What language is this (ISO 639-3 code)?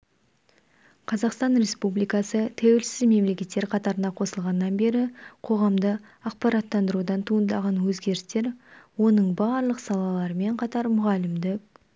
kaz